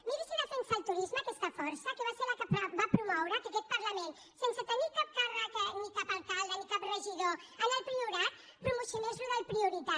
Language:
Catalan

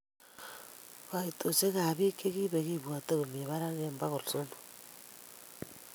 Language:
Kalenjin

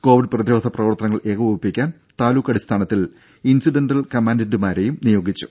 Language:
Malayalam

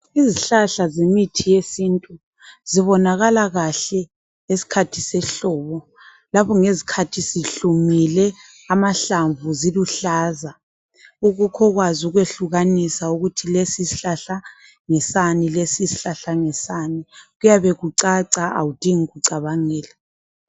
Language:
North Ndebele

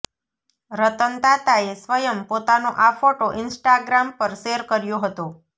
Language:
Gujarati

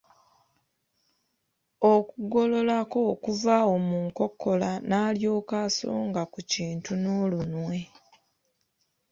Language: Ganda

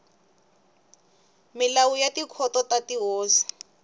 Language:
Tsonga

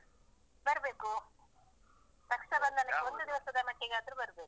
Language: Kannada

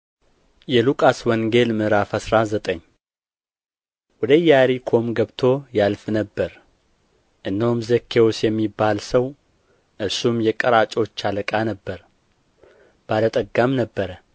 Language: Amharic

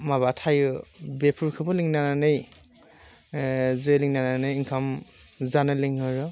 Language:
Bodo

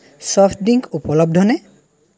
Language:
Assamese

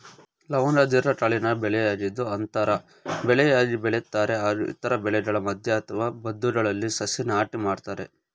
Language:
Kannada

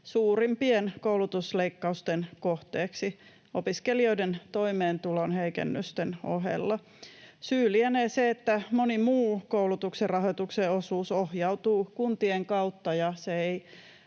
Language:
Finnish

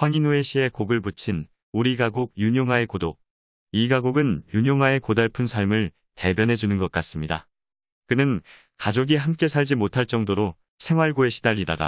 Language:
Korean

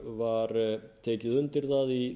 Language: Icelandic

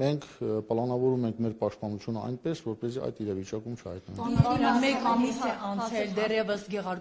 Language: Romanian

